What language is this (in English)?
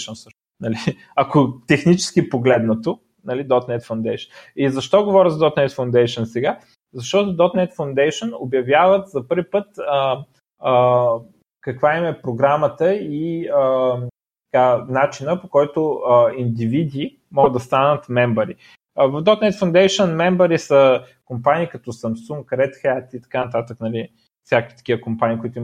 Bulgarian